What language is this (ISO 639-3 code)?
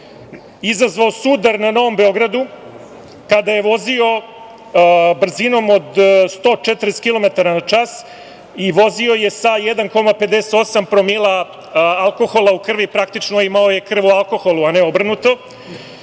srp